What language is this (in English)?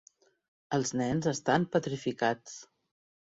Catalan